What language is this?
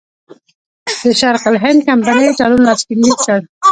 Pashto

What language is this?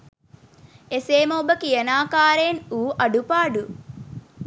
Sinhala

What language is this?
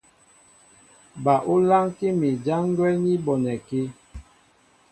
Mbo (Cameroon)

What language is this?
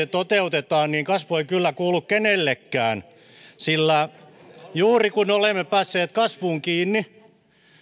Finnish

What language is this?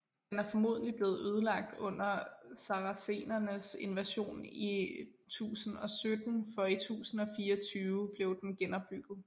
Danish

